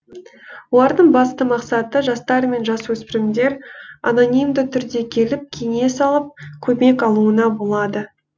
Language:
Kazakh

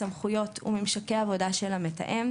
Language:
Hebrew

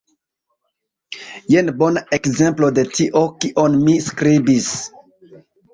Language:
Esperanto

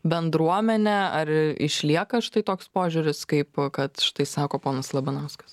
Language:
Lithuanian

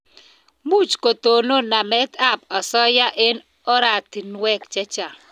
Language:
Kalenjin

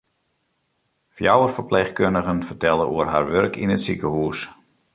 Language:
Western Frisian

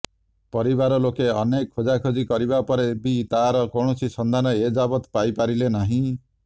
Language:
Odia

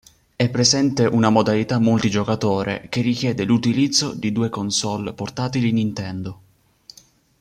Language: Italian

